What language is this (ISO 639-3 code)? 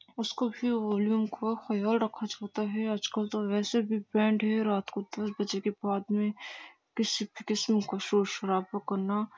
urd